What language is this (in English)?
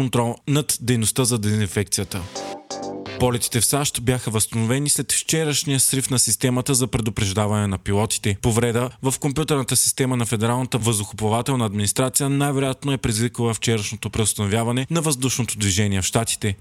Bulgarian